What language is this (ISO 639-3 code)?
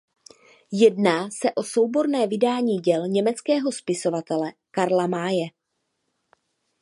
ces